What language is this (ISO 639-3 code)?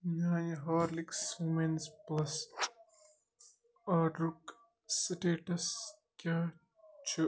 kas